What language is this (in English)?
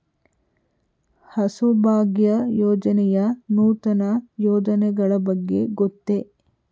Kannada